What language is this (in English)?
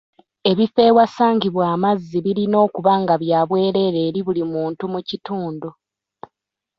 Ganda